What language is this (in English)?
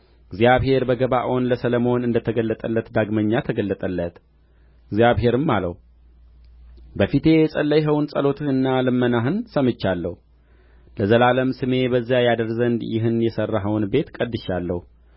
Amharic